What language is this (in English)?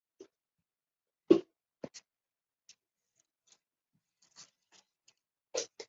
Chinese